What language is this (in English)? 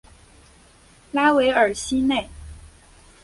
Chinese